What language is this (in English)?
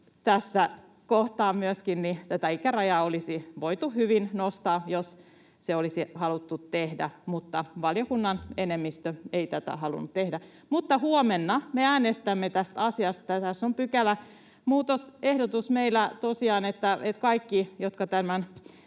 Finnish